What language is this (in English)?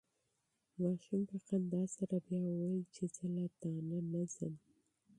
Pashto